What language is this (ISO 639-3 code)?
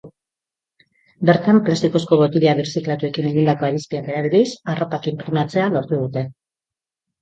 eus